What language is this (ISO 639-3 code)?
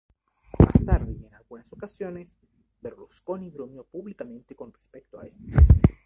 spa